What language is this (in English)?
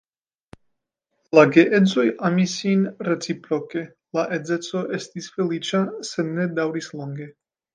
Esperanto